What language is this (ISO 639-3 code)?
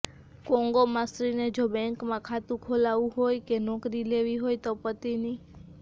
guj